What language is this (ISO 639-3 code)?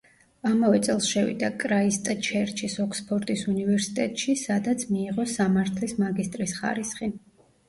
kat